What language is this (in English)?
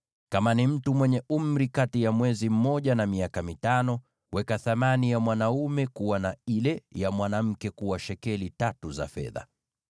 Swahili